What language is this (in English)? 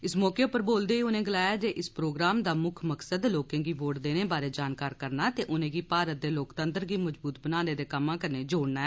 Dogri